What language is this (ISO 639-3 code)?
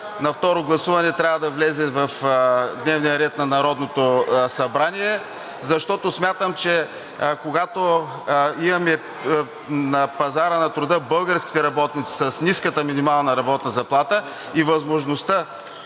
bul